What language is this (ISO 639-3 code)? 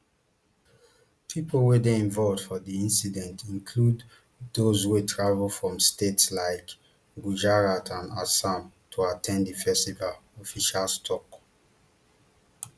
pcm